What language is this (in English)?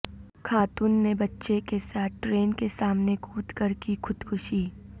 Urdu